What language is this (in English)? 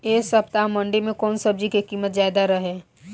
Bhojpuri